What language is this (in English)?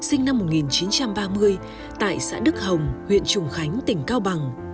Vietnamese